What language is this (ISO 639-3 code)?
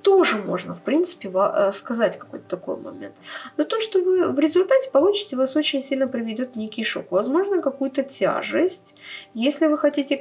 rus